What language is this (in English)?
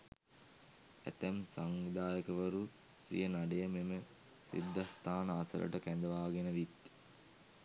Sinhala